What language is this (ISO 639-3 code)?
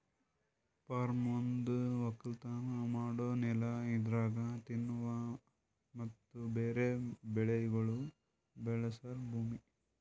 kan